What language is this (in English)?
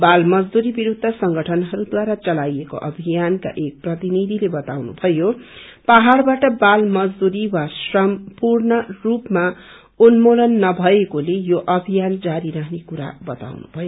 Nepali